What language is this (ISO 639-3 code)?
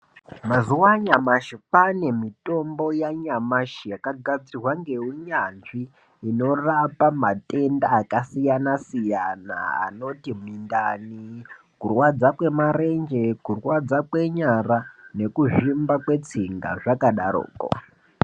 ndc